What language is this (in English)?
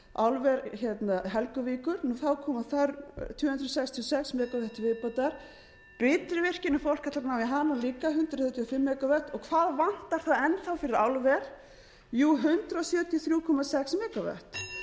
Icelandic